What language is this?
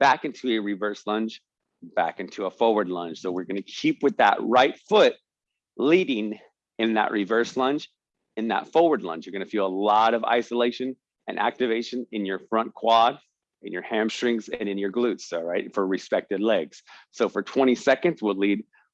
English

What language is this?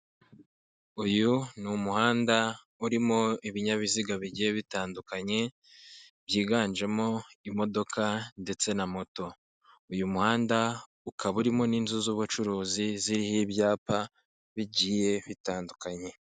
Kinyarwanda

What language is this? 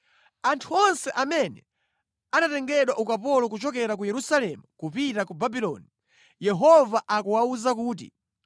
Nyanja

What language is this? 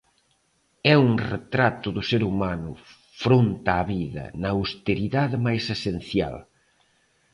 Galician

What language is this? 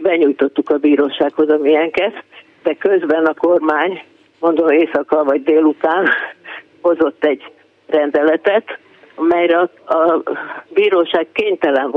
Hungarian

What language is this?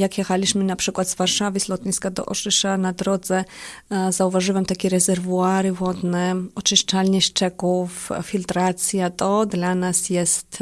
Polish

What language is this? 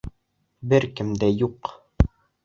Bashkir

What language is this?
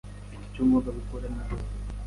Kinyarwanda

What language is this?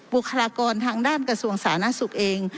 Thai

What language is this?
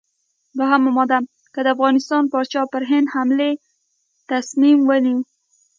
Pashto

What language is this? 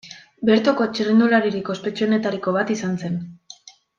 Basque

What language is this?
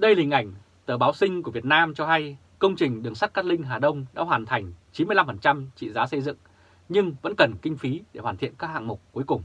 Vietnamese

